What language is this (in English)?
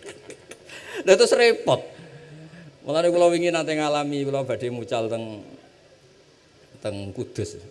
Indonesian